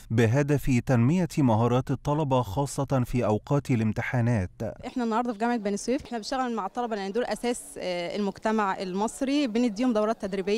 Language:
Arabic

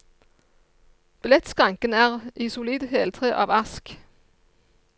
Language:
Norwegian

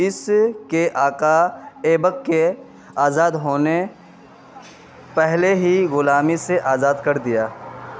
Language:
Urdu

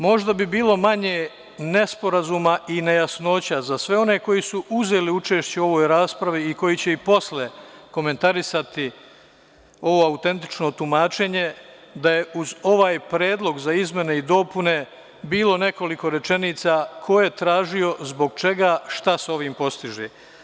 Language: Serbian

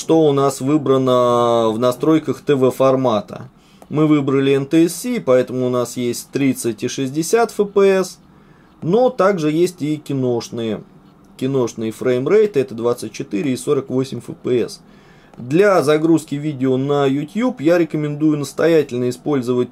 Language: Russian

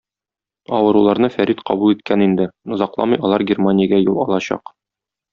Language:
Tatar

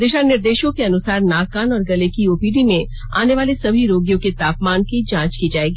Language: Hindi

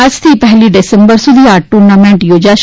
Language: Gujarati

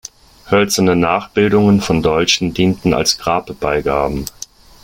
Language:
German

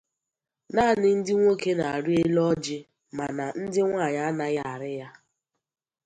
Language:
Igbo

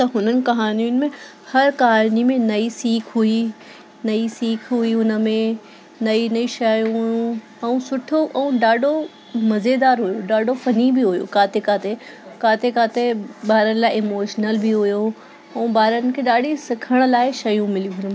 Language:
Sindhi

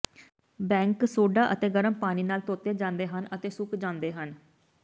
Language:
Punjabi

